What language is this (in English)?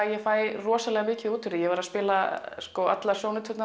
Icelandic